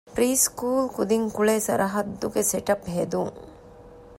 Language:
Divehi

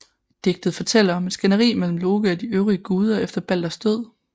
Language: Danish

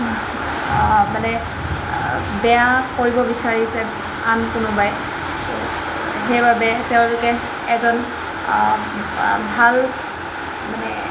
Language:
Assamese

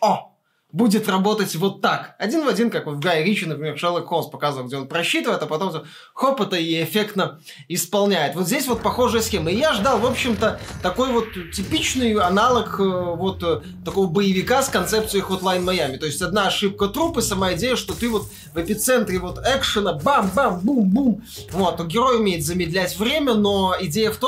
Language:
Russian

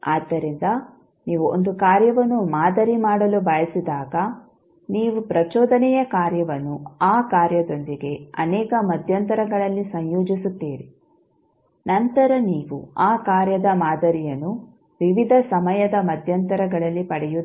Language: Kannada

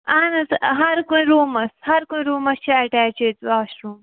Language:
Kashmiri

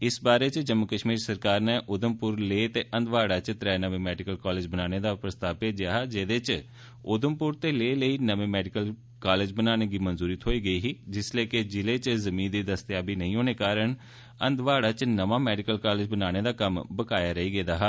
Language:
Dogri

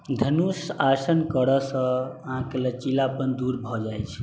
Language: Maithili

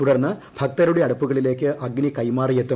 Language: Malayalam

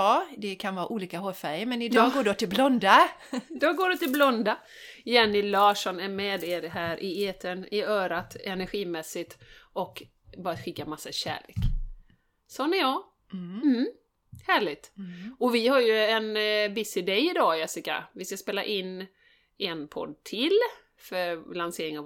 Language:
Swedish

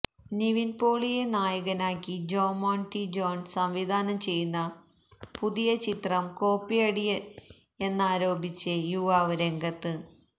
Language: Malayalam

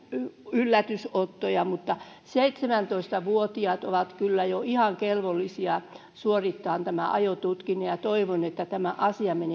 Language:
Finnish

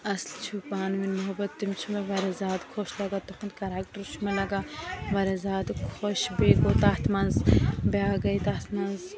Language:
Kashmiri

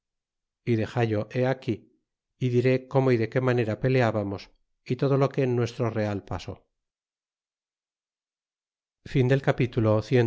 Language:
Spanish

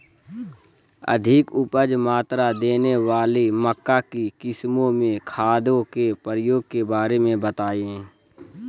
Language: Magahi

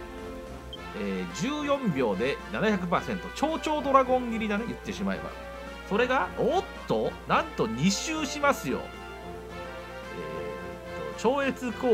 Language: Japanese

